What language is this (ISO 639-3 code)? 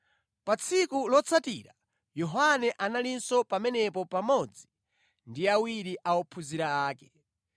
nya